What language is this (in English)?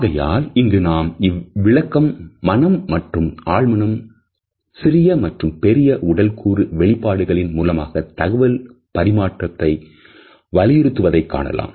Tamil